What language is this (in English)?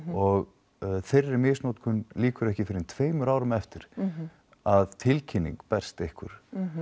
Icelandic